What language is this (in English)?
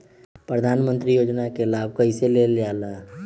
Magahi